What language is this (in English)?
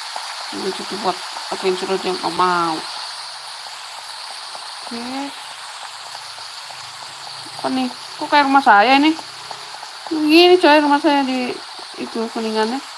Indonesian